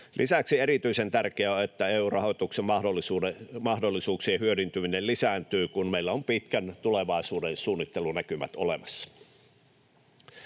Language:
Finnish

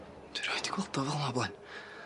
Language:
Welsh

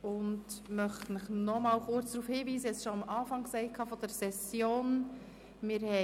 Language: Swiss German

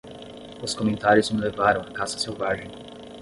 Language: Portuguese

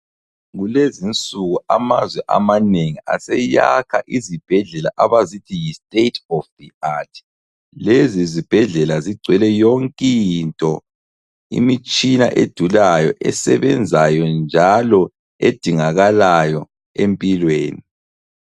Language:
North Ndebele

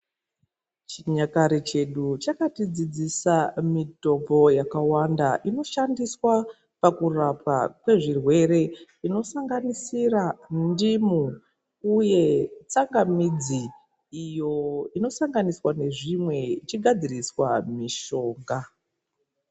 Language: Ndau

